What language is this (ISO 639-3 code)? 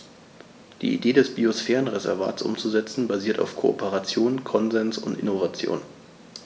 deu